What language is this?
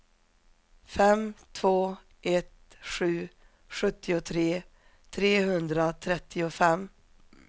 Swedish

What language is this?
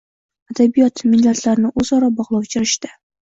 Uzbek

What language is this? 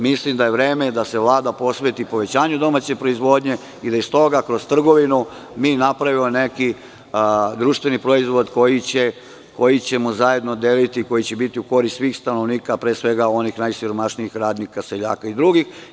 Serbian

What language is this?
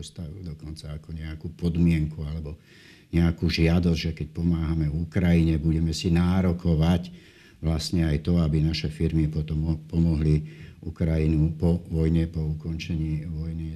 Slovak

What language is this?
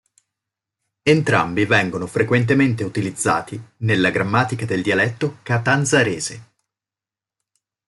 Italian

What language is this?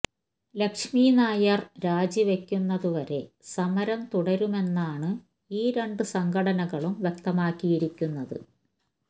Malayalam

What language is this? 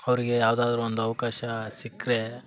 Kannada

